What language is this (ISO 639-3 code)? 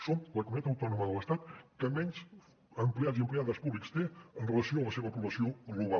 cat